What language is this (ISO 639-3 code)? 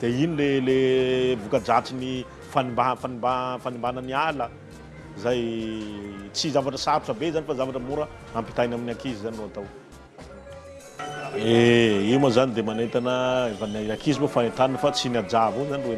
ind